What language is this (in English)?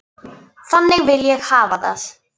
Icelandic